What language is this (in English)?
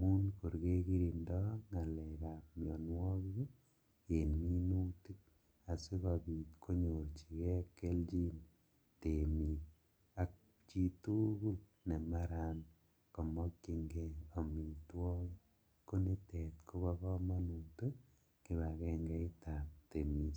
Kalenjin